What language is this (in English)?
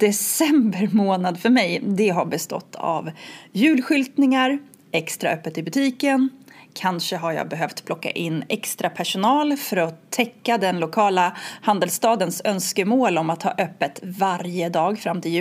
Swedish